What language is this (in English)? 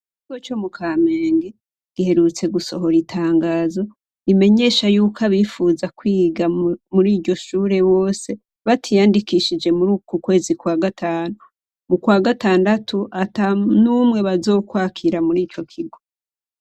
Rundi